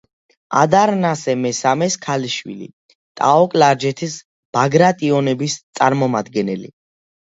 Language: Georgian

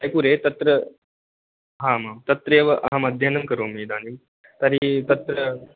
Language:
Sanskrit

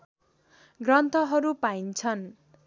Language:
Nepali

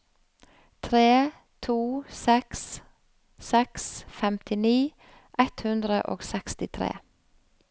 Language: Norwegian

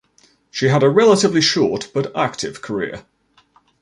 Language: English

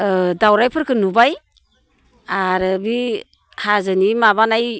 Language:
Bodo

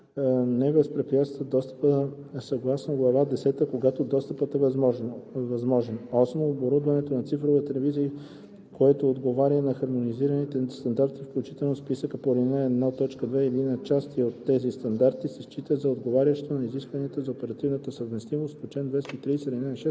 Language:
Bulgarian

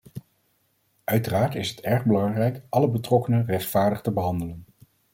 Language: Dutch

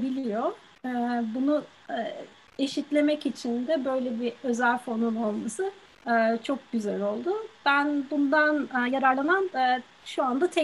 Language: Turkish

